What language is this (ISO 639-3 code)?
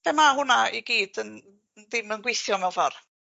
cym